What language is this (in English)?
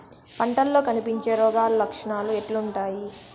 Telugu